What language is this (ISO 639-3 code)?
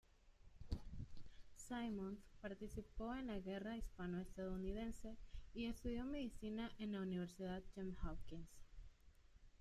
spa